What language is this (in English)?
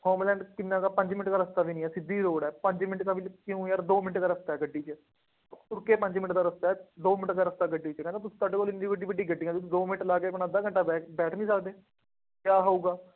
Punjabi